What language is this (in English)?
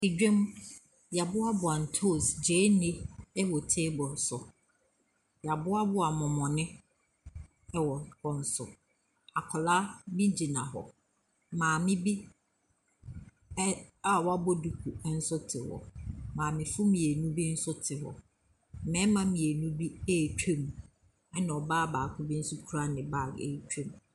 Akan